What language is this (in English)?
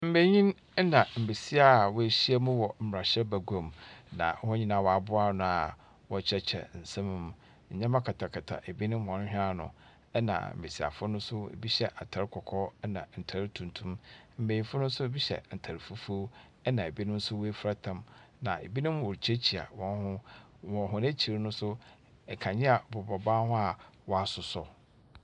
Akan